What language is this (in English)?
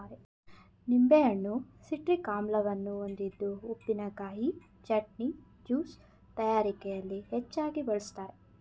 Kannada